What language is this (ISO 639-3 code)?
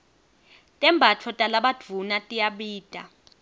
ssw